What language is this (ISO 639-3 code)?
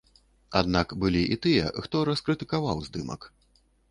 bel